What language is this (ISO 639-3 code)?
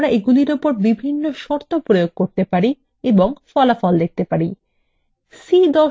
ben